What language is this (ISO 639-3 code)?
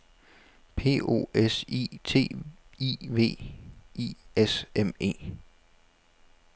dan